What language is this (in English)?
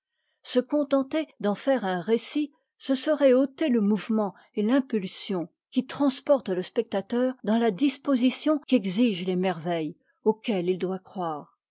French